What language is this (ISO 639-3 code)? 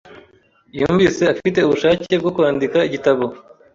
kin